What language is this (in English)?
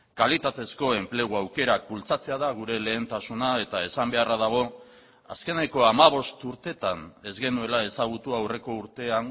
Basque